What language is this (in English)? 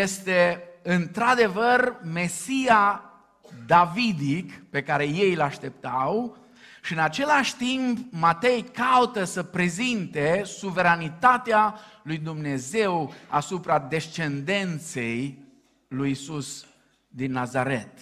Romanian